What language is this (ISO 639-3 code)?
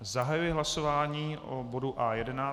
ces